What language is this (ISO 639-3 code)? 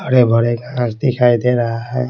hin